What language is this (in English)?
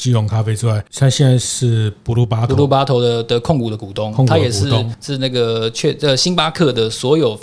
Chinese